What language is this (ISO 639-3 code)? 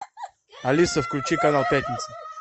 rus